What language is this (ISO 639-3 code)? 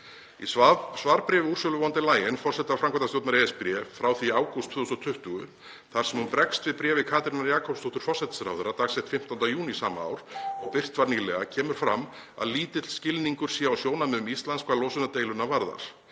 isl